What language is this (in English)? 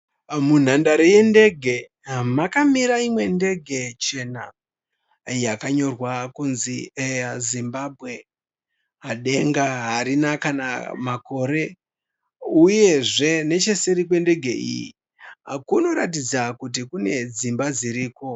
Shona